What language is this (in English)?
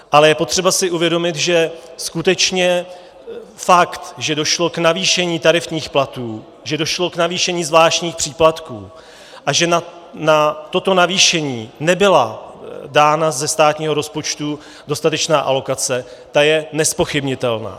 Czech